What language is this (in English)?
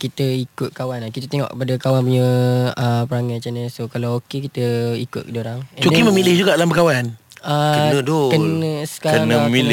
Malay